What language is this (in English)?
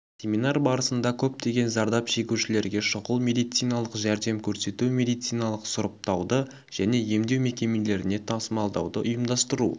Kazakh